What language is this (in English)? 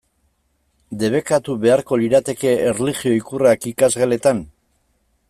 Basque